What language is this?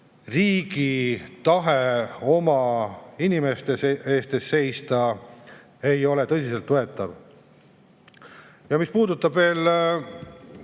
Estonian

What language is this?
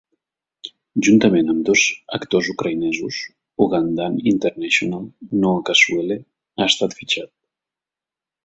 Catalan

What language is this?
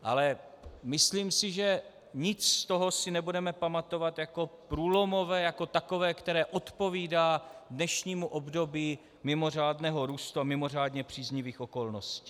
Czech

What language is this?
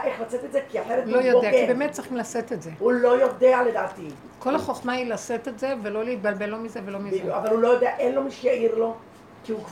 Hebrew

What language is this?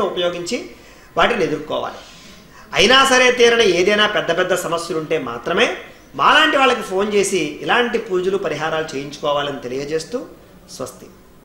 Telugu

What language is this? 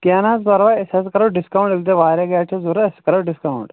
Kashmiri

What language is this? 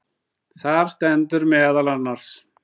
Icelandic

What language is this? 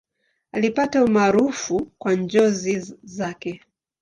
Swahili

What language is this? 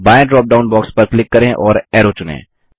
Hindi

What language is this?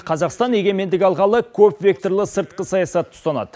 Kazakh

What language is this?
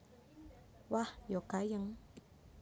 Javanese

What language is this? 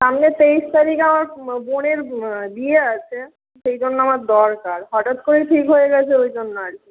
Bangla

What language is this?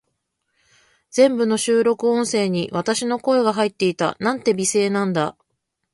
Japanese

